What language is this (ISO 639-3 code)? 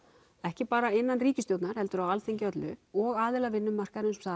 isl